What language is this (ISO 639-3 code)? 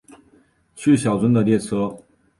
zho